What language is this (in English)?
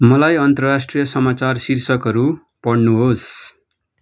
Nepali